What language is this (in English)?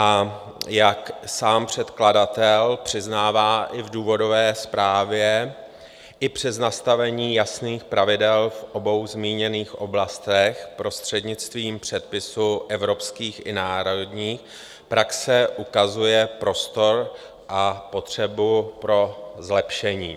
Czech